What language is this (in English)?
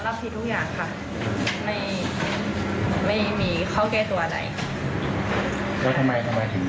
Thai